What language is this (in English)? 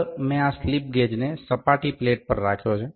Gujarati